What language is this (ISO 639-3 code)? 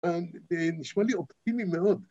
heb